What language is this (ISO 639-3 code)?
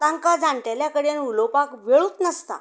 kok